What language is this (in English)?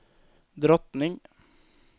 Swedish